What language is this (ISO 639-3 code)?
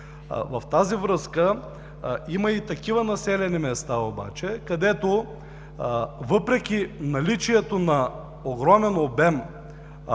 bul